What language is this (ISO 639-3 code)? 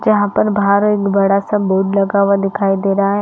hin